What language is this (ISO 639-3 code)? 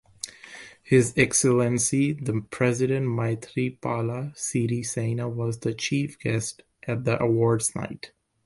eng